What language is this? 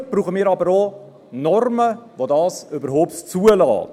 Swiss German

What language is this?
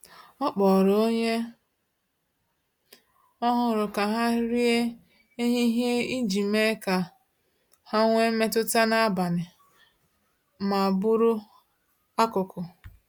Igbo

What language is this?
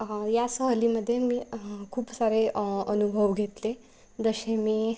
Marathi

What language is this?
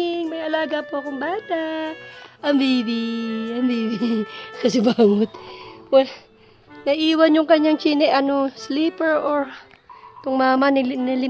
Filipino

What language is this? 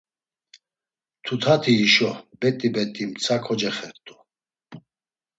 Laz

